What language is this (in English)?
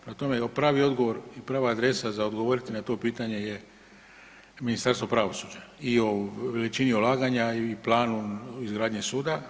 Croatian